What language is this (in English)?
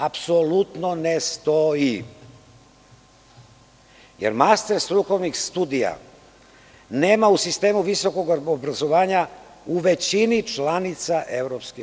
Serbian